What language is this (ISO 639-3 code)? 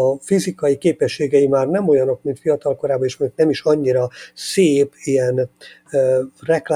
hun